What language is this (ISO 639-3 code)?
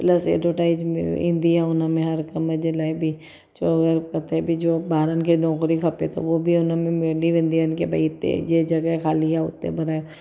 snd